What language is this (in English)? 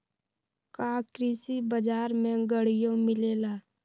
Magahi